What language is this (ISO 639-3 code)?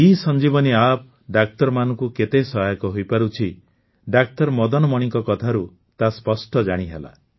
ori